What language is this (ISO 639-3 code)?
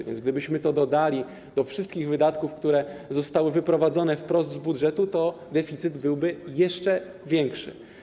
pol